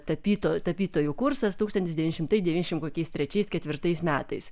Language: Lithuanian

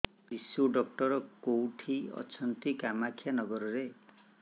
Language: Odia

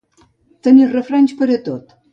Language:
Catalan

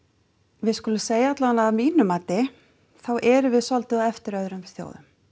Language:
Icelandic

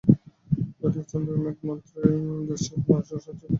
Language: Bangla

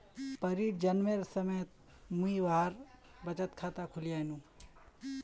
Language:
Magahi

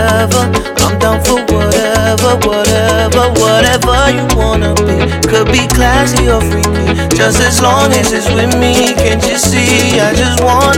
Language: Hebrew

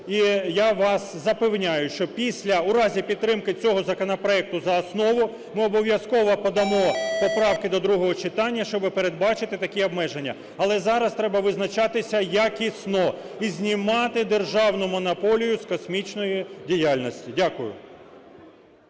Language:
Ukrainian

